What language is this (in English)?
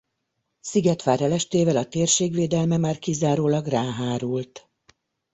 Hungarian